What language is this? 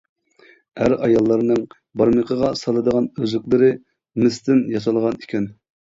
Uyghur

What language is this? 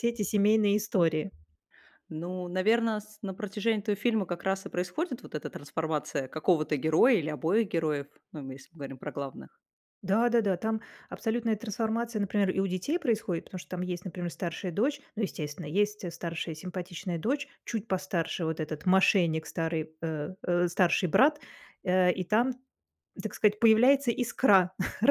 Russian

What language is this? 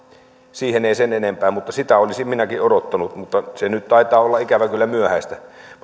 Finnish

